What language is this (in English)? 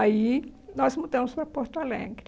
Portuguese